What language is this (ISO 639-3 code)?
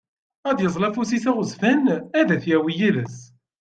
kab